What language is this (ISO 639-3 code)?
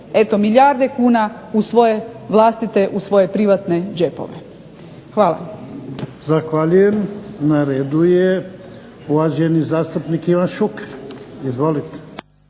hrv